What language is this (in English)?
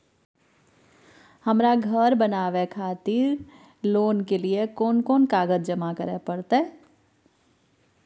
Maithili